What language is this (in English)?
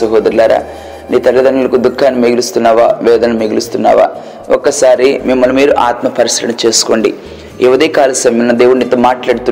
Telugu